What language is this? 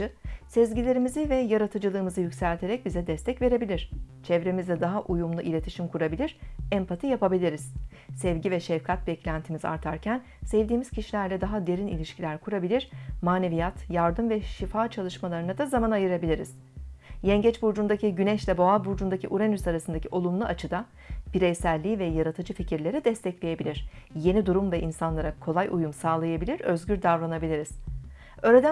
Turkish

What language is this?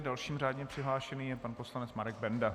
Czech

